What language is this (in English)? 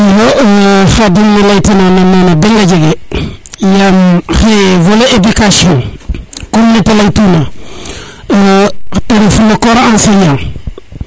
Serer